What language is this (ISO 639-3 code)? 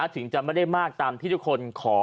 tha